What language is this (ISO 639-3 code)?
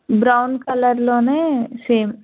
tel